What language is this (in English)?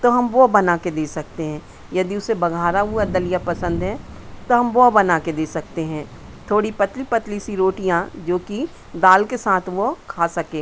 Hindi